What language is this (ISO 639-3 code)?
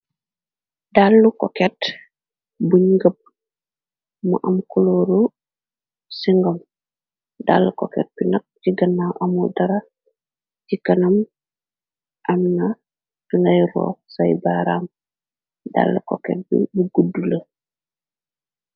wol